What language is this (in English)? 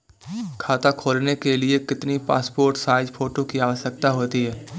Hindi